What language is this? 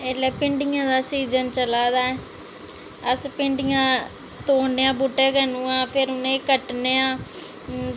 Dogri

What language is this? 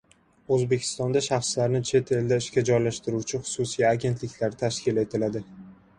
Uzbek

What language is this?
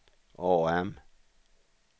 Swedish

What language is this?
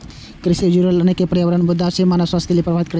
Maithili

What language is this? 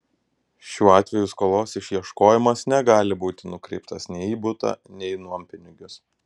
Lithuanian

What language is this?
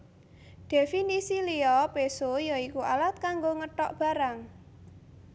Javanese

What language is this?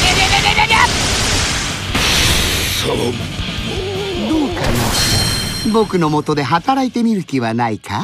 Japanese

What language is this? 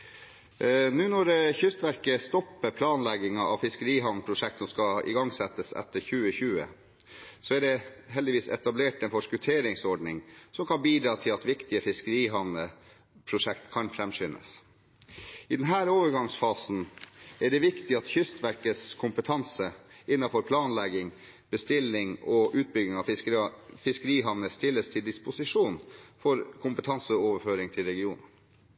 Norwegian Bokmål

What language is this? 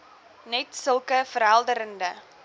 Afrikaans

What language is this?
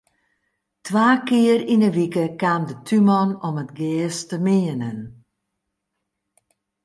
Western Frisian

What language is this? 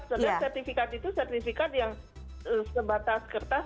Indonesian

